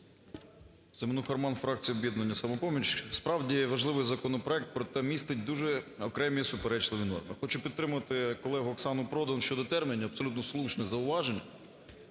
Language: Ukrainian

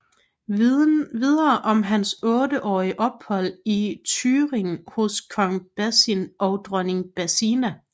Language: Danish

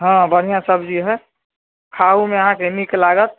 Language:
Maithili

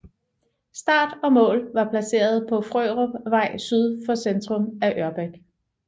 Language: Danish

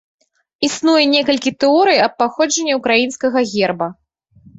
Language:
Belarusian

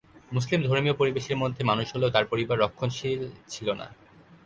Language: Bangla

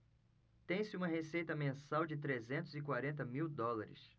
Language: Portuguese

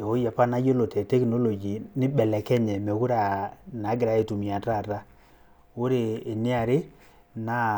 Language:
Masai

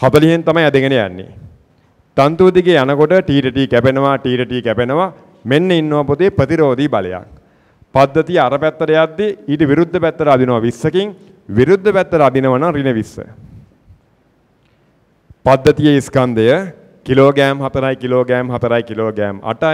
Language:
Danish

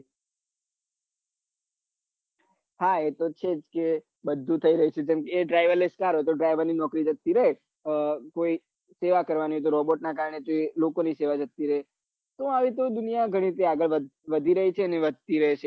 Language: Gujarati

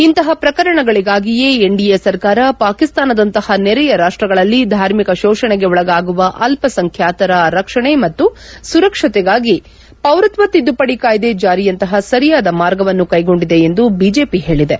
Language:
Kannada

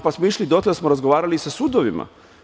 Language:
Serbian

